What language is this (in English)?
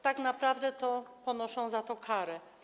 Polish